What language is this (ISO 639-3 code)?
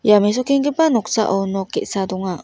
grt